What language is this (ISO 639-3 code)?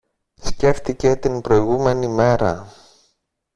ell